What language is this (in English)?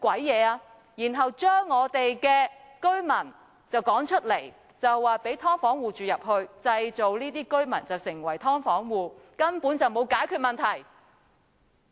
Cantonese